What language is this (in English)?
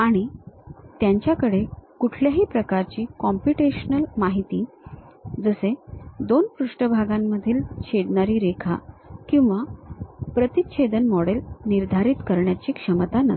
Marathi